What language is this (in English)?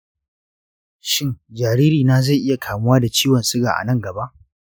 Hausa